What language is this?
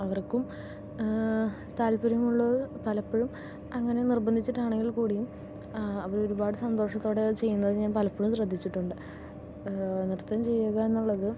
Malayalam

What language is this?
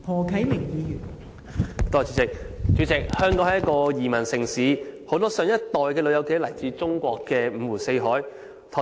Cantonese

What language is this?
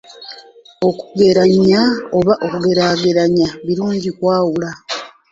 Ganda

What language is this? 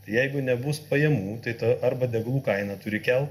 Lithuanian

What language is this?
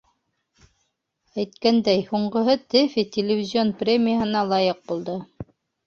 Bashkir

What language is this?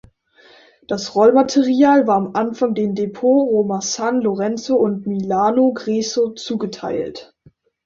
German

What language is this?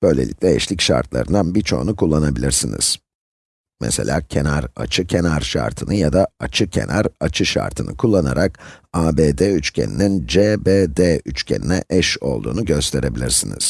Turkish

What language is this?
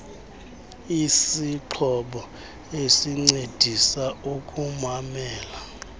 Xhosa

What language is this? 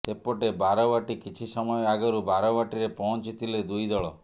Odia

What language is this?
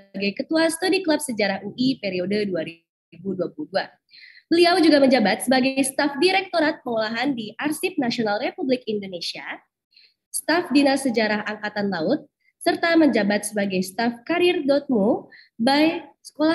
Indonesian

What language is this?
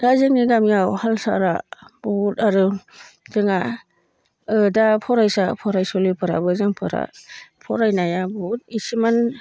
Bodo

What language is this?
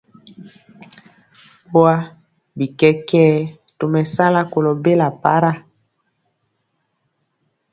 Mpiemo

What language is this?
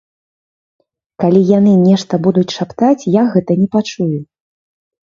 Belarusian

